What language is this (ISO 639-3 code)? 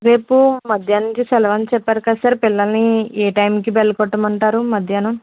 tel